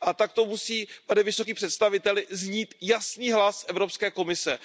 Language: Czech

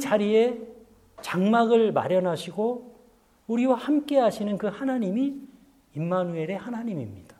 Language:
Korean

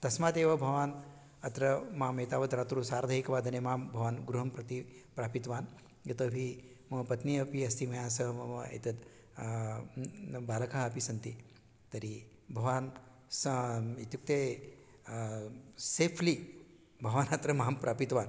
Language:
Sanskrit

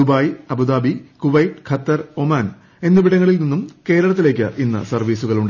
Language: Malayalam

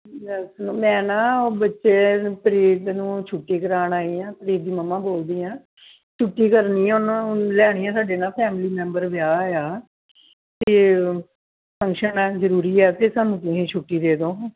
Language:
Punjabi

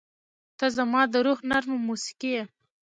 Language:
Pashto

